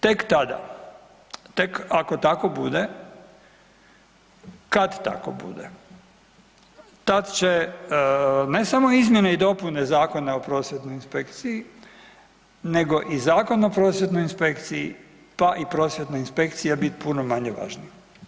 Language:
Croatian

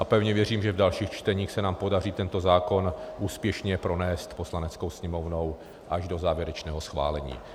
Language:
Czech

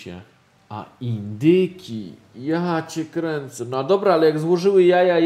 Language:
Polish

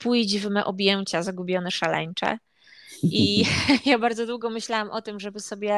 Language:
Polish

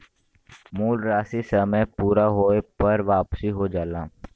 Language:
Bhojpuri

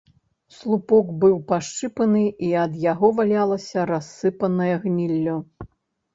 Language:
Belarusian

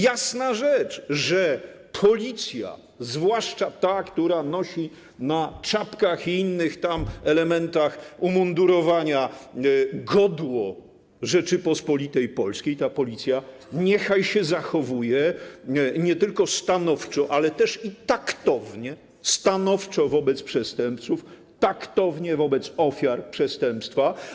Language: Polish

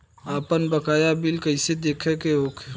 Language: Bhojpuri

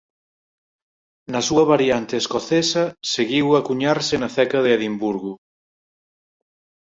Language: Galician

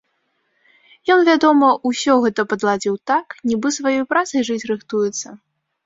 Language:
Belarusian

